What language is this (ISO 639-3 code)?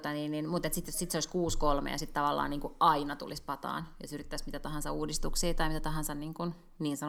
fin